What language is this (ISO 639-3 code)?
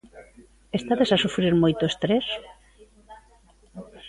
glg